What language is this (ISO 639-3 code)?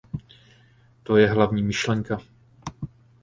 ces